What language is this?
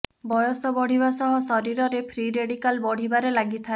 Odia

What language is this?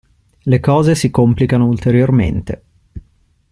Italian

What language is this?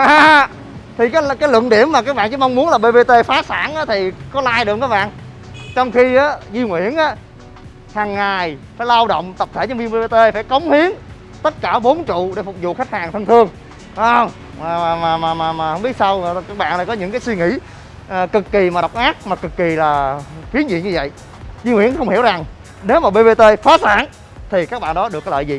Vietnamese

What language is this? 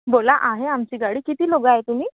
Marathi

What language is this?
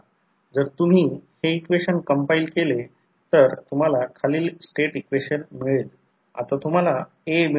Marathi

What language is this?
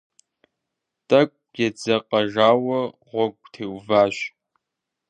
Kabardian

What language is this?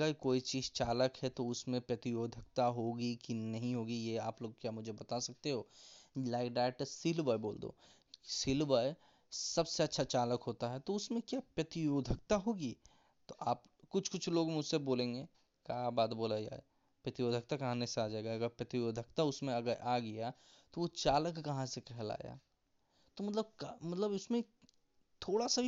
Hindi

